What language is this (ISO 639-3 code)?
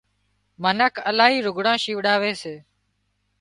kxp